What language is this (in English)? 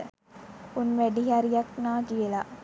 Sinhala